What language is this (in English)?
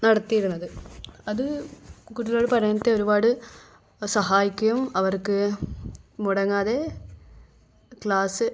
Malayalam